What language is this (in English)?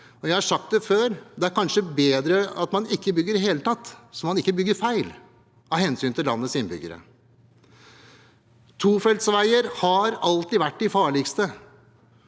Norwegian